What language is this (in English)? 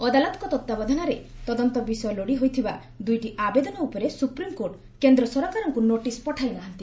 Odia